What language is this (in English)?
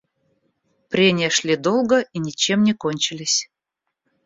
Russian